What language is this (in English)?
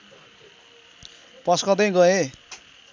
Nepali